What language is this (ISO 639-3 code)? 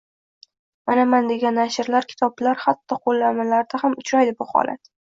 uzb